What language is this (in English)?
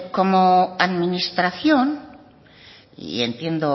Spanish